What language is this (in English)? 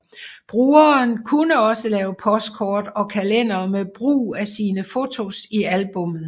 Danish